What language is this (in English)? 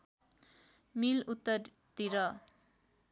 Nepali